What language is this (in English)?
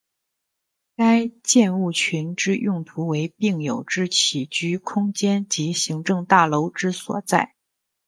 Chinese